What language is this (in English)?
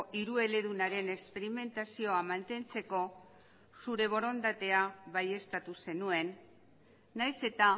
Basque